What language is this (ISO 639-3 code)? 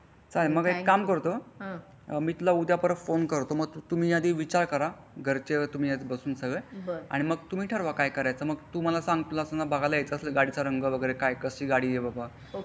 mar